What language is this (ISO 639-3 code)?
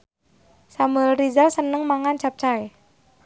jav